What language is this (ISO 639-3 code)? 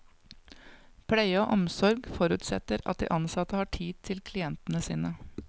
nor